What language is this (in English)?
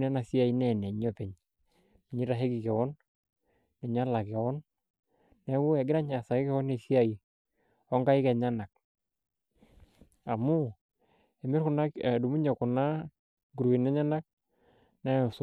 Masai